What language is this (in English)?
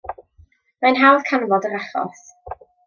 Welsh